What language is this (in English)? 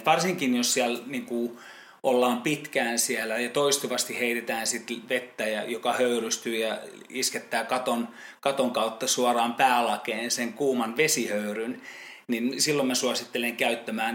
Finnish